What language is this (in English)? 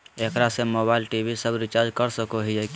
Magahi